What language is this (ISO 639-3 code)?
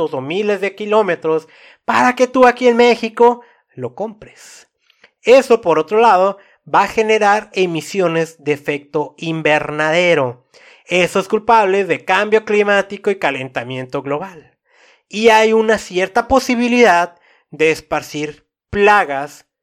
spa